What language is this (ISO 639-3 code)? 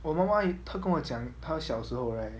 eng